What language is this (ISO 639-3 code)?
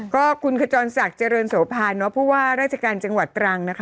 tha